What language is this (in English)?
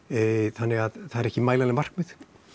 Icelandic